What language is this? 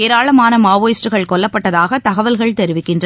Tamil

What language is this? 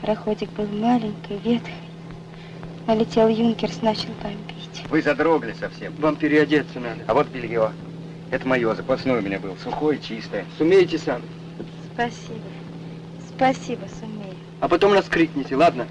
Russian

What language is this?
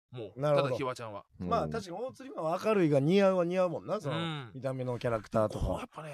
Japanese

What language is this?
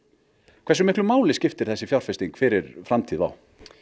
Icelandic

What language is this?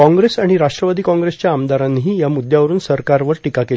Marathi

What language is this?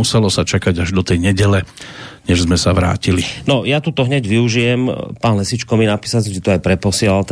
Slovak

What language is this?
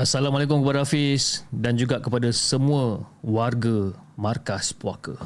Malay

